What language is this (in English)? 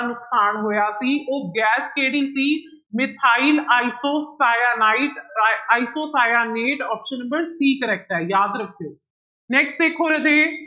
Punjabi